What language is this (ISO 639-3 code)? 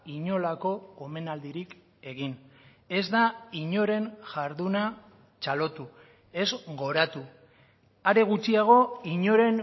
eus